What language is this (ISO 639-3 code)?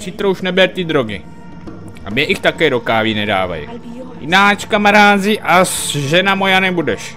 ces